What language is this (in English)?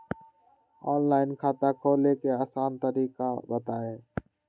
Magahi